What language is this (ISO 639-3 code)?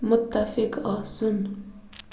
kas